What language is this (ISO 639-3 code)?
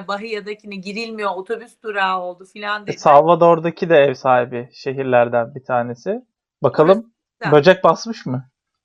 tur